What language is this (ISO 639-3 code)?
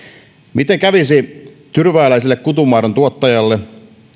fin